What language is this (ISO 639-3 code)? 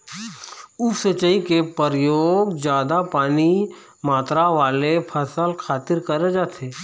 hne